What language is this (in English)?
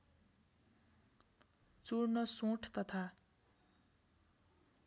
Nepali